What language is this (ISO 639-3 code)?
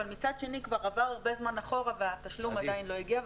heb